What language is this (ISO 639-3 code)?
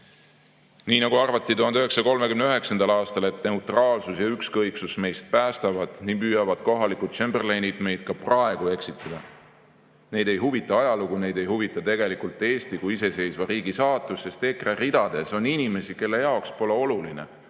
est